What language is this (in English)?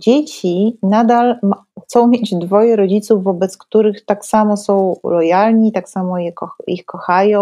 Polish